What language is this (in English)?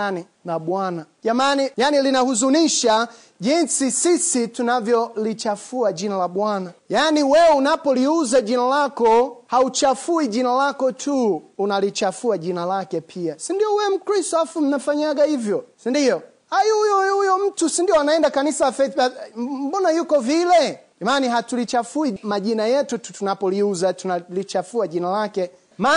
Swahili